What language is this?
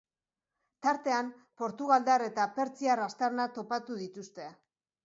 Basque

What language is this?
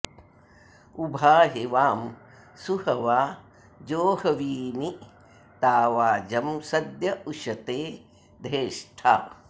Sanskrit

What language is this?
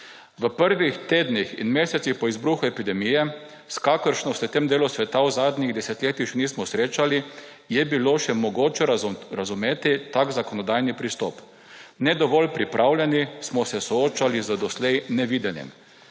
Slovenian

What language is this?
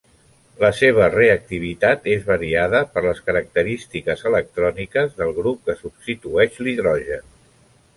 Catalan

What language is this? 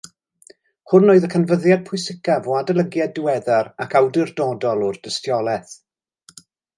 Welsh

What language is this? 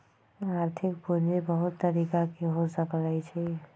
Magahi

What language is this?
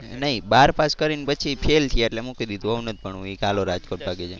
Gujarati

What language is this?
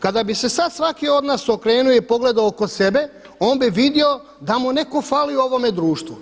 Croatian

